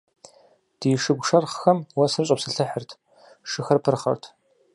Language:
Kabardian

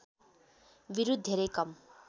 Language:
Nepali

